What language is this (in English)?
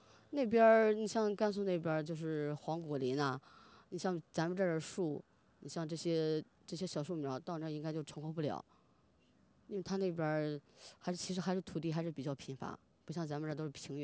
Chinese